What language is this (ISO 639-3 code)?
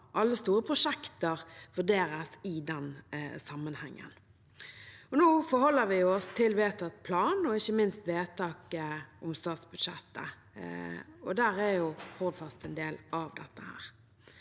nor